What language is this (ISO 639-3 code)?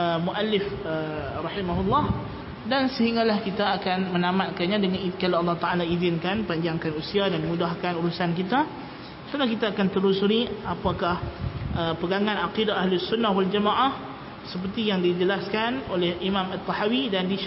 msa